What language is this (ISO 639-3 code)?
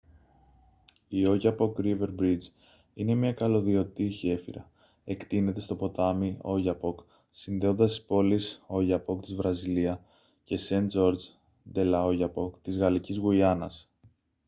ell